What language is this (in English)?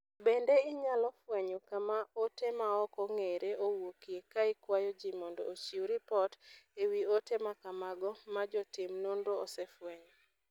Luo (Kenya and Tanzania)